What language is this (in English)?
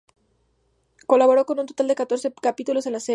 Spanish